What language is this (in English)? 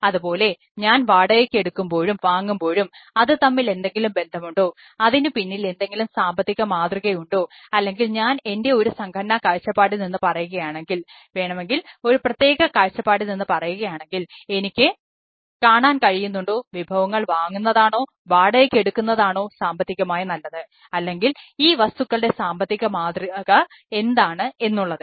Malayalam